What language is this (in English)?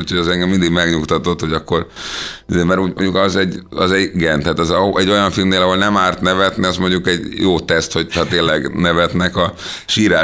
Hungarian